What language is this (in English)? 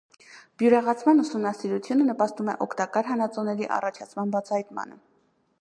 Armenian